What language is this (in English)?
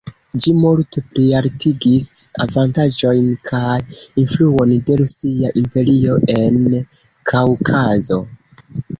Esperanto